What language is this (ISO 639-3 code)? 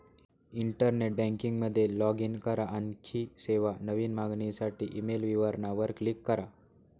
mar